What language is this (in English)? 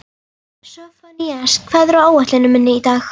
Icelandic